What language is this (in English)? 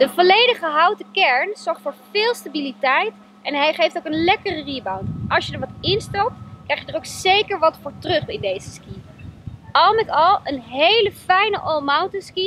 Dutch